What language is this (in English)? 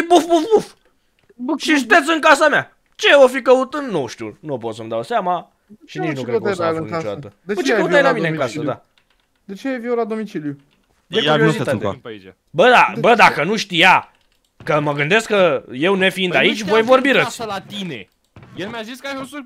Romanian